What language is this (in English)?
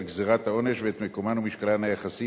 Hebrew